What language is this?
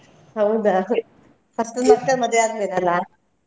Kannada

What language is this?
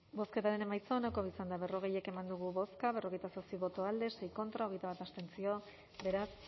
Basque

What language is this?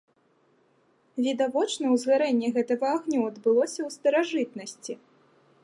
Belarusian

